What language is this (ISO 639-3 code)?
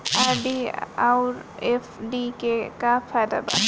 bho